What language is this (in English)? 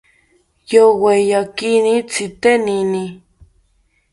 South Ucayali Ashéninka